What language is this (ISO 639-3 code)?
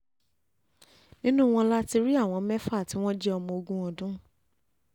yor